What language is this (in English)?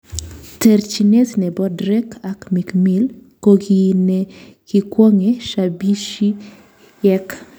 Kalenjin